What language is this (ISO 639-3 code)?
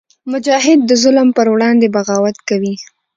pus